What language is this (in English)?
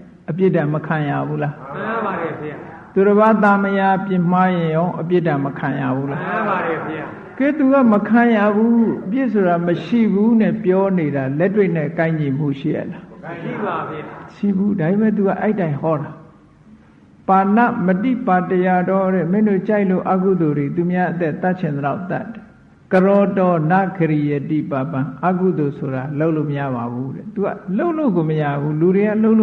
Burmese